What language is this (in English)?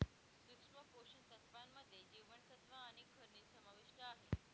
Marathi